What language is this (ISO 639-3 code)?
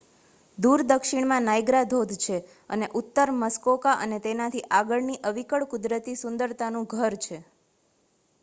guj